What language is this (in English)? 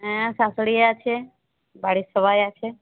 Bangla